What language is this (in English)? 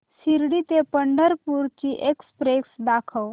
Marathi